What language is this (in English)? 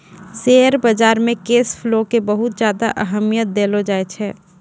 Maithili